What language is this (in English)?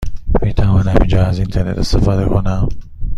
Persian